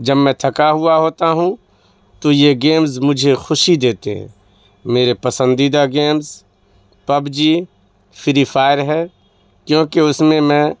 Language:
Urdu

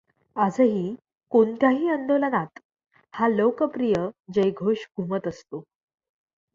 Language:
Marathi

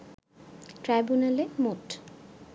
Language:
Bangla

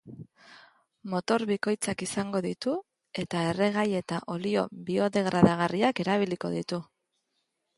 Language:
Basque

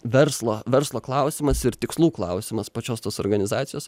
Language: Lithuanian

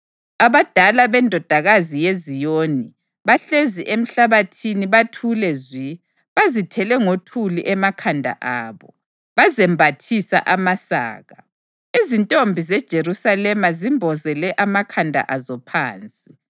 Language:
North Ndebele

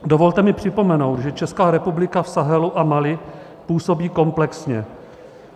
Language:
Czech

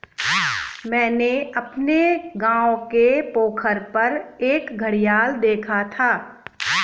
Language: Hindi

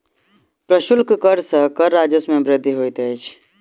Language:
Maithili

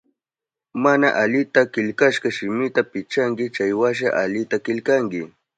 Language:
Southern Pastaza Quechua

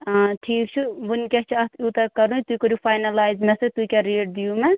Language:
Kashmiri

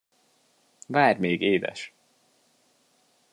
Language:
Hungarian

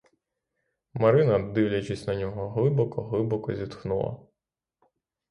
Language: Ukrainian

